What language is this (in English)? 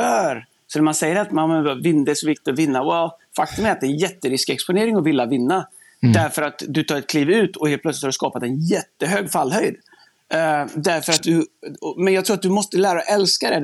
Swedish